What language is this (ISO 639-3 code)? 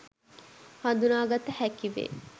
sin